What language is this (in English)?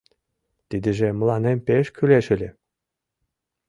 Mari